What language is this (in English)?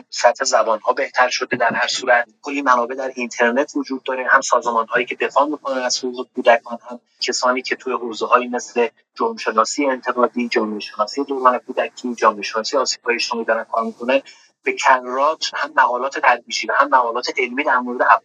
Persian